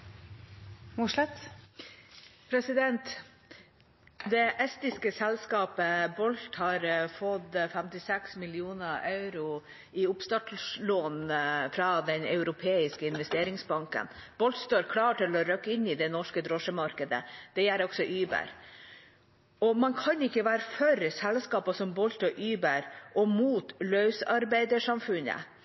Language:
Norwegian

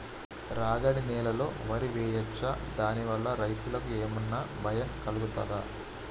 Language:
Telugu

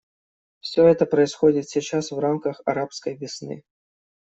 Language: Russian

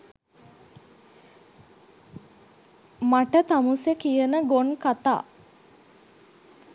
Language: Sinhala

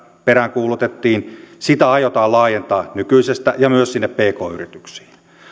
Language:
Finnish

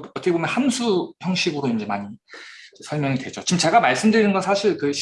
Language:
Korean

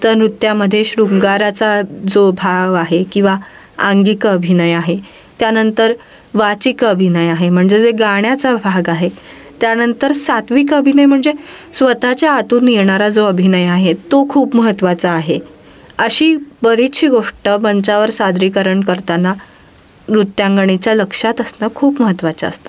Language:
Marathi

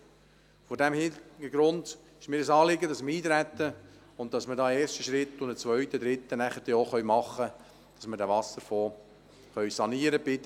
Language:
Swiss German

